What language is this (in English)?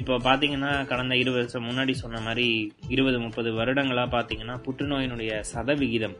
Tamil